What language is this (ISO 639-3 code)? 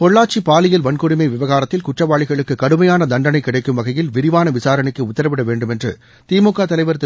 tam